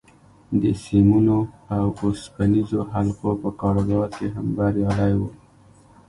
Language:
Pashto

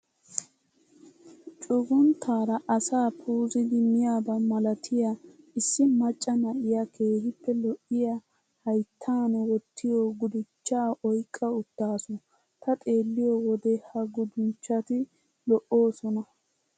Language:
Wolaytta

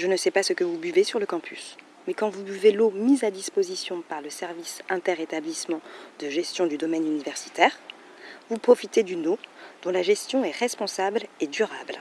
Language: French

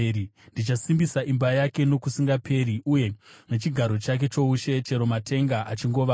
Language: Shona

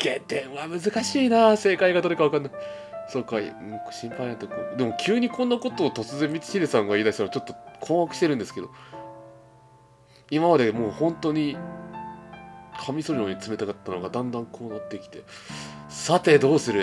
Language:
Japanese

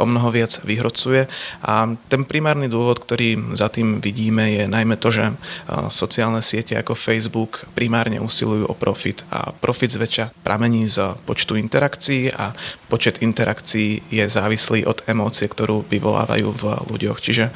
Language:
Slovak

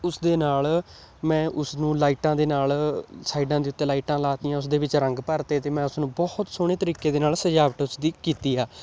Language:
Punjabi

